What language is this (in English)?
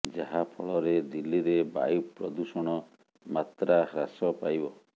Odia